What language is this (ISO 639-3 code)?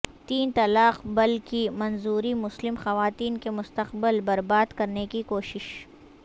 urd